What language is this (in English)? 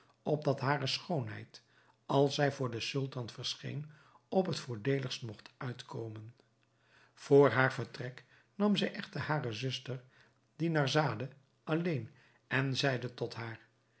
Dutch